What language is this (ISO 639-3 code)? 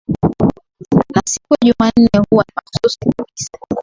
swa